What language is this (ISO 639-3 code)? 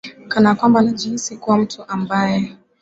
swa